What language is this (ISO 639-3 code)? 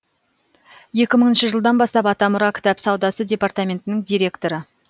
kaz